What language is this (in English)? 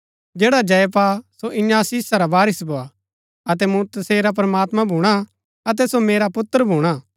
Gaddi